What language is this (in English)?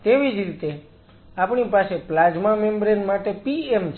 Gujarati